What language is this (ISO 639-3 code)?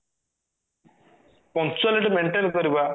ori